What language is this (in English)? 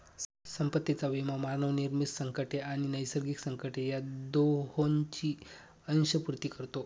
Marathi